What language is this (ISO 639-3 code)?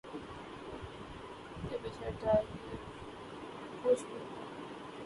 urd